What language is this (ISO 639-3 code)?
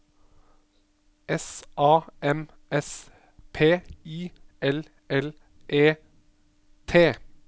nor